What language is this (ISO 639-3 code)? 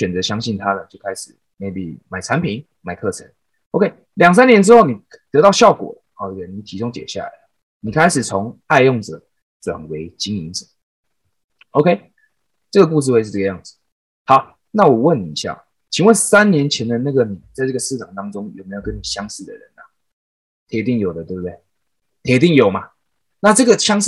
zho